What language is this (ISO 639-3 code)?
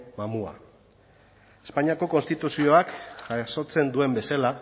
eus